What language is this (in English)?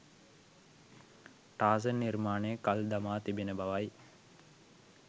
Sinhala